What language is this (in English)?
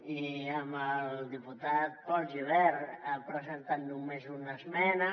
Catalan